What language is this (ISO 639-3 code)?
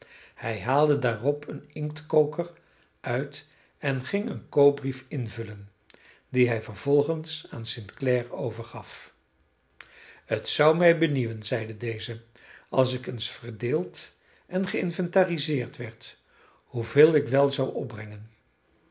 nld